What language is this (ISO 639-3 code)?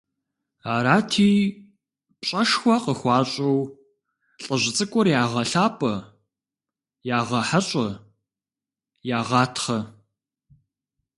kbd